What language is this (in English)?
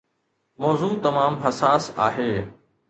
Sindhi